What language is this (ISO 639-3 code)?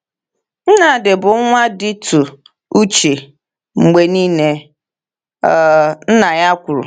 ibo